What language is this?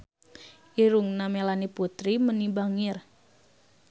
Sundanese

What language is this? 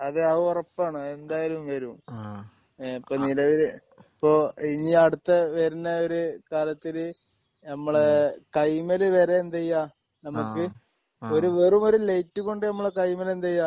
Malayalam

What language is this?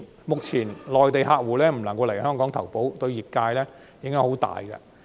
Cantonese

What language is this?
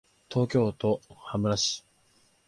Japanese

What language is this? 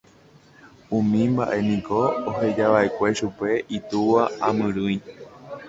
Guarani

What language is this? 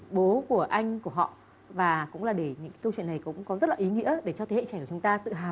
Vietnamese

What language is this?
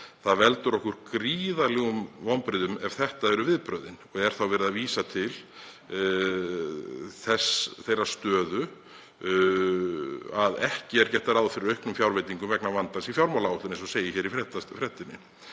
Icelandic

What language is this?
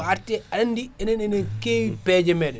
Fula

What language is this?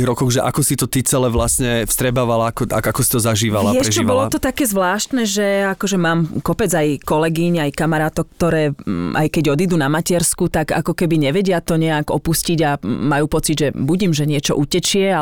Slovak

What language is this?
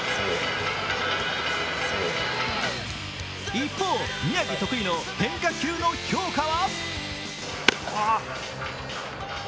Japanese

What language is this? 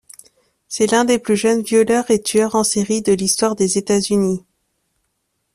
French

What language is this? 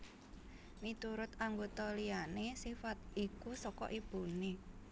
Javanese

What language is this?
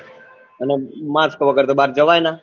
Gujarati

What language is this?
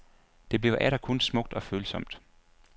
Danish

